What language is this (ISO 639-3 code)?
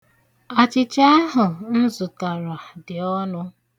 ibo